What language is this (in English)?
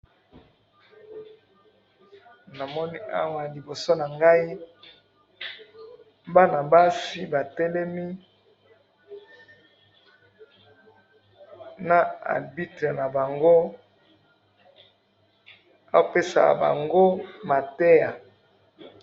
Lingala